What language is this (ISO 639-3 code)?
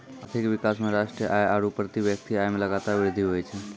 mai